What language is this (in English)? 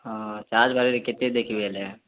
Odia